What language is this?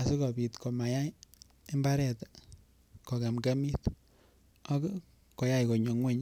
Kalenjin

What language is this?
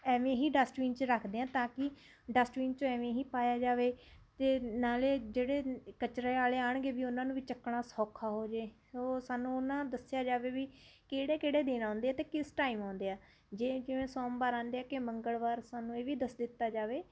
Punjabi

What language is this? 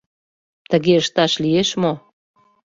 Mari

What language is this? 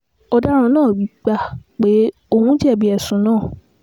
Yoruba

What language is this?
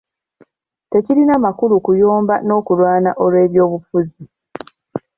Ganda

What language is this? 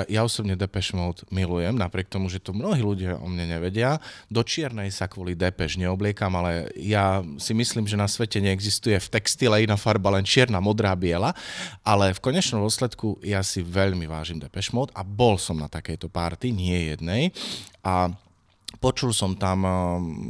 Slovak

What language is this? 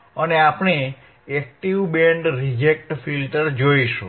Gujarati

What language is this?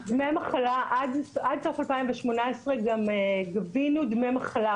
Hebrew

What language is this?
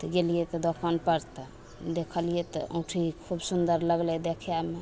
Maithili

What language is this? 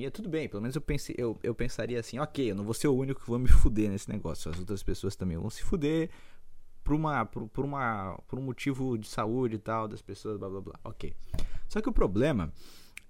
Portuguese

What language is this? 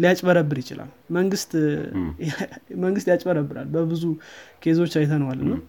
Amharic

